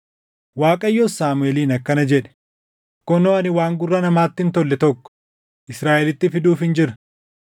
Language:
Oromo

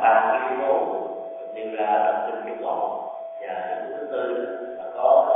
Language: Vietnamese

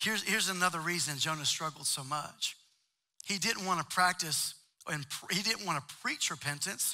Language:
English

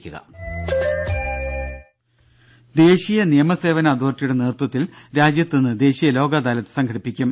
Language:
Malayalam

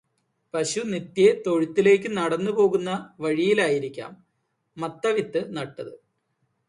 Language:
Malayalam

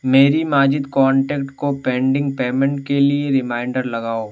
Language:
Urdu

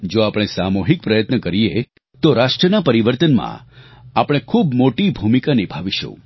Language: Gujarati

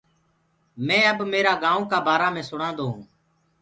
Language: Gurgula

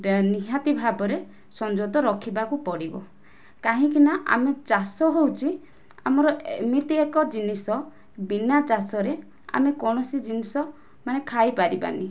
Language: Odia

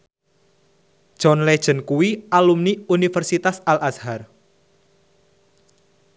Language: Javanese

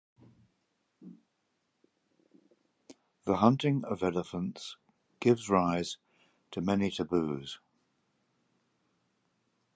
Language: English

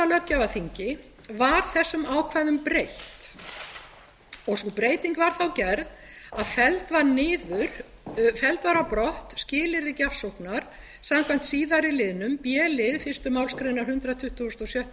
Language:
Icelandic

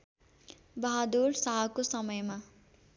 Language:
Nepali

